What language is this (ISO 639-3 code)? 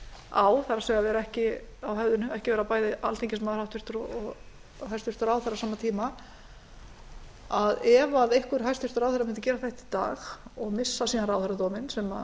isl